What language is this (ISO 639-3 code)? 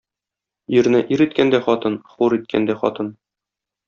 tat